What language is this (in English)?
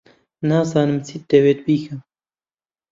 Central Kurdish